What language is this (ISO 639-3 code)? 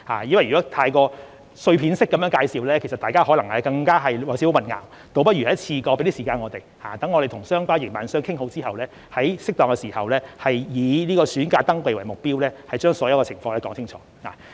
yue